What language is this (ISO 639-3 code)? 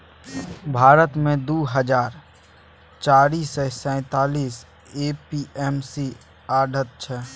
mai